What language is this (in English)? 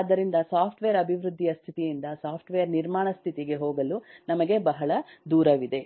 Kannada